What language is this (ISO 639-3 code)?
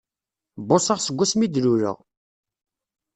kab